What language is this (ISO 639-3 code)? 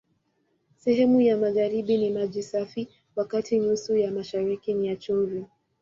swa